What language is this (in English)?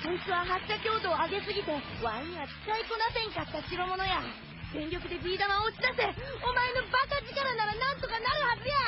Japanese